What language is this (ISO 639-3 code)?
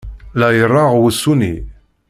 kab